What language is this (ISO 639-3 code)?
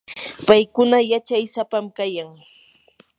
qur